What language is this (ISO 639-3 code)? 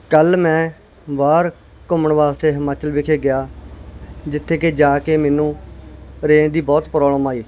pan